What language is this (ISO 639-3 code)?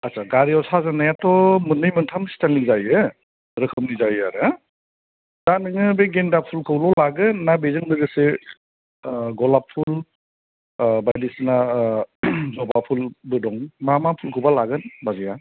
brx